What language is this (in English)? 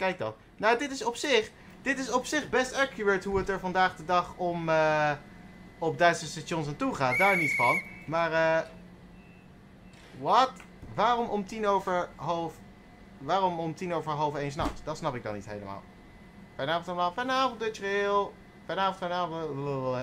Dutch